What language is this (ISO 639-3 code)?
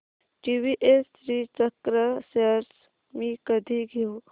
mar